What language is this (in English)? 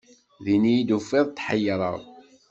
Kabyle